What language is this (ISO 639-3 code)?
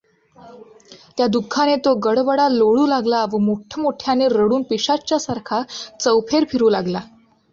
mar